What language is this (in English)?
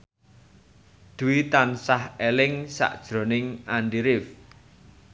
Javanese